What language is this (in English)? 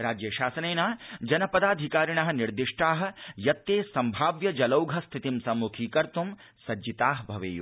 Sanskrit